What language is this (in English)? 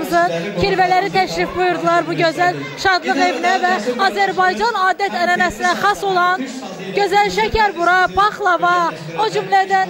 Turkish